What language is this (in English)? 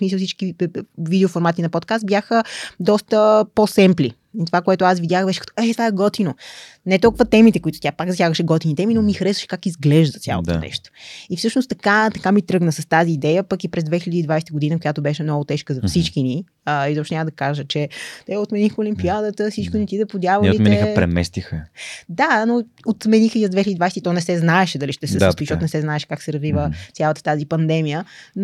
Bulgarian